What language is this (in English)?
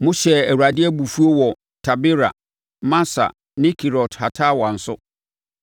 Akan